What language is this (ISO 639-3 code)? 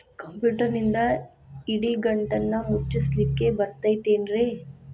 kan